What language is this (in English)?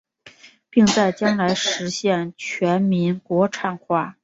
Chinese